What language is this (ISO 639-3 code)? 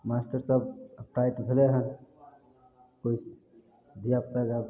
mai